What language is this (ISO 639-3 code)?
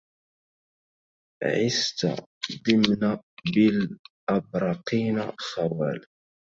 ara